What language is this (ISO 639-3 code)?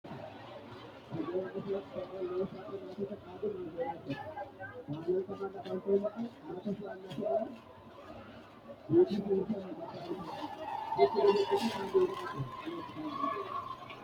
sid